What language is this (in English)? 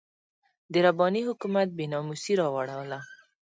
Pashto